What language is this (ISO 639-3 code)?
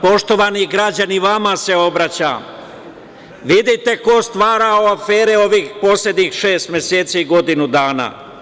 srp